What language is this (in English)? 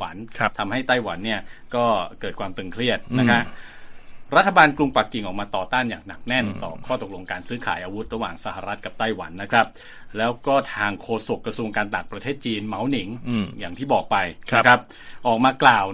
Thai